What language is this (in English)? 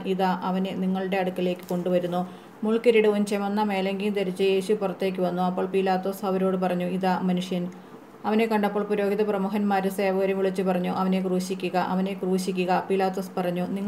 Malayalam